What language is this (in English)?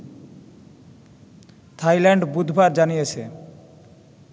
Bangla